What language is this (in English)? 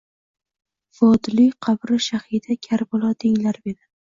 Uzbek